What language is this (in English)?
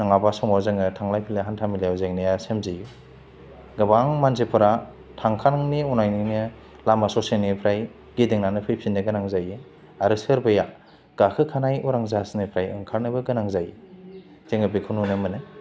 Bodo